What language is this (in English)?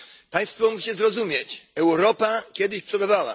Polish